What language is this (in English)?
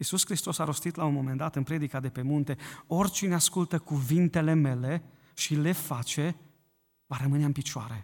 Romanian